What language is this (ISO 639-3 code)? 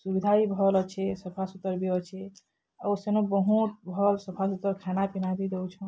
ori